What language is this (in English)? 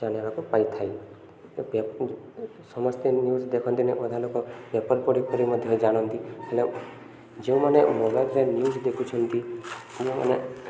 Odia